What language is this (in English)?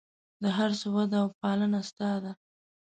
Pashto